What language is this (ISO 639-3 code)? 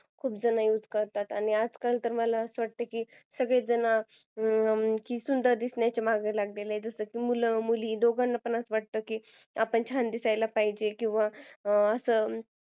mar